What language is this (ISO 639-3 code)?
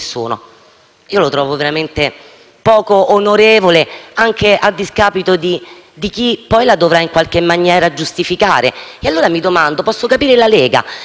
ita